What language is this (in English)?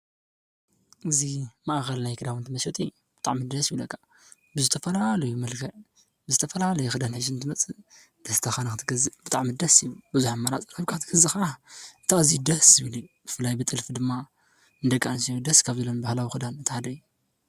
Tigrinya